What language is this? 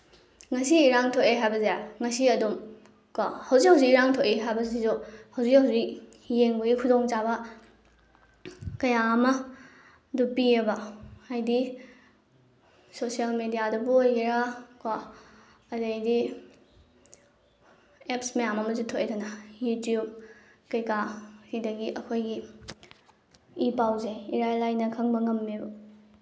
Manipuri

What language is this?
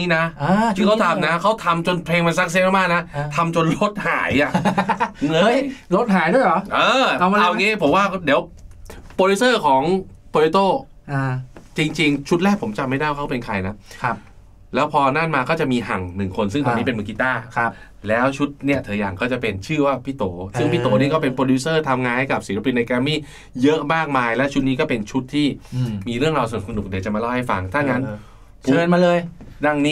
Thai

